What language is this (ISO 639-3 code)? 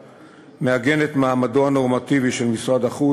heb